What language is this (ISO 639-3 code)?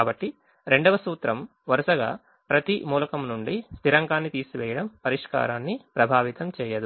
tel